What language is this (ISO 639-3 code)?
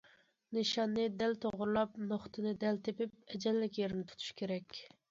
uig